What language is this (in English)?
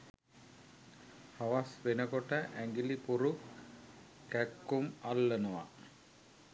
Sinhala